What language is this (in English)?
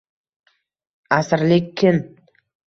Uzbek